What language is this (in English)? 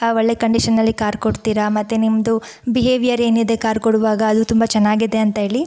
Kannada